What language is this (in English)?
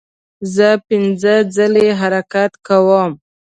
Pashto